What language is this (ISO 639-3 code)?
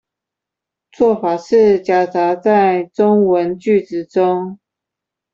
zho